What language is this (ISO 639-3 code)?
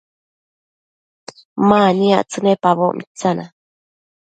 mcf